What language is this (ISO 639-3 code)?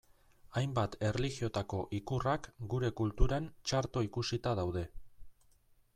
eus